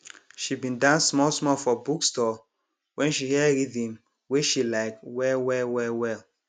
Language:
Nigerian Pidgin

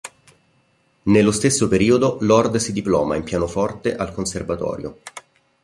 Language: Italian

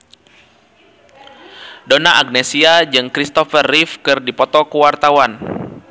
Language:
Sundanese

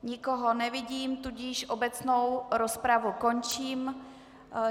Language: Czech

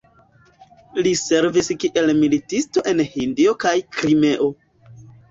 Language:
Esperanto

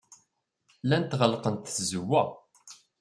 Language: Kabyle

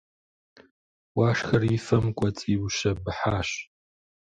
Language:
Kabardian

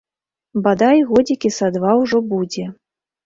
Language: Belarusian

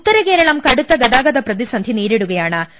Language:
Malayalam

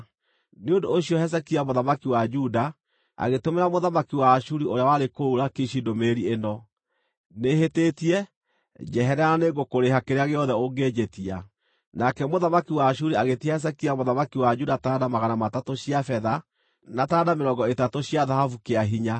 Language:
Kikuyu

